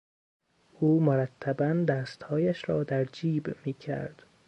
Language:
Persian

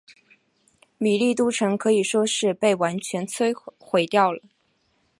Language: Chinese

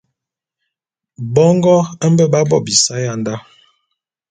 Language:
Bulu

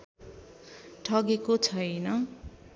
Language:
Nepali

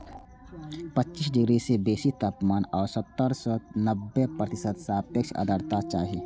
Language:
Maithili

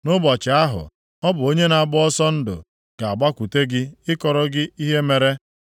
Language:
Igbo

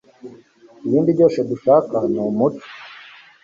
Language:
Kinyarwanda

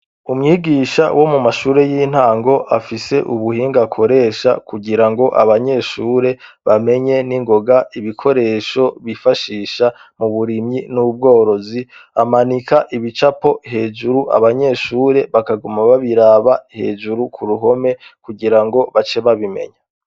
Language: Rundi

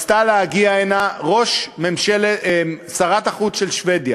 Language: Hebrew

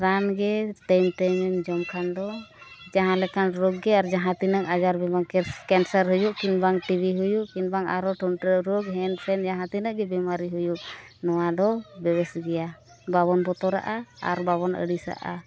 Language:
Santali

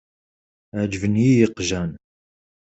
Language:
Kabyle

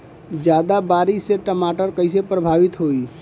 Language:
Bhojpuri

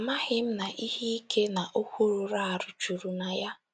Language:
Igbo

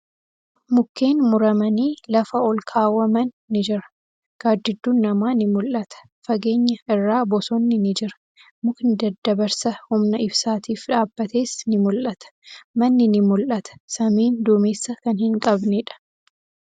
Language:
Oromo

